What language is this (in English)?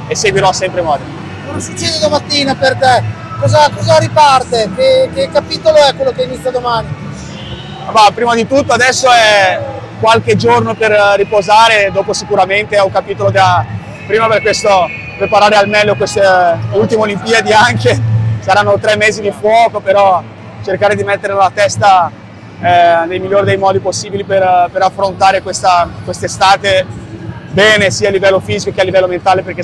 Italian